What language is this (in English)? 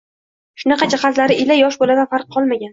Uzbek